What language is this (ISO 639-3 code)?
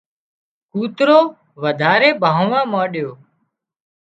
kxp